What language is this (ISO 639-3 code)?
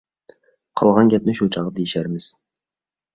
uig